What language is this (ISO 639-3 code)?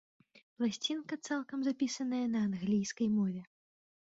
bel